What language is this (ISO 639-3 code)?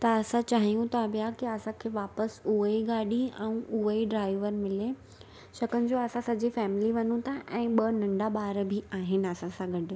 snd